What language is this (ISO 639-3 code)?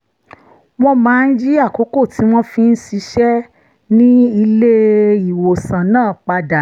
yor